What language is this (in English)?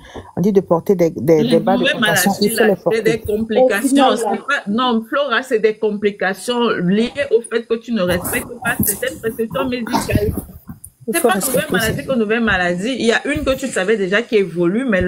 French